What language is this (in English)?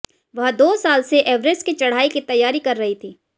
Hindi